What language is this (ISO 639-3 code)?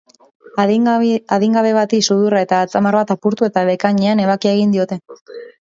eus